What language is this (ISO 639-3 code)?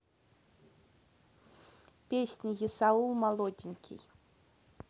rus